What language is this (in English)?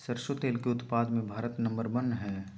Magahi